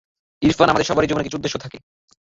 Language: Bangla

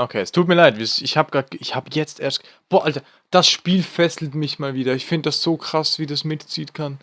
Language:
German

